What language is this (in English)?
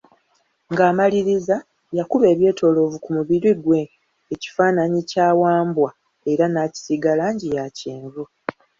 Ganda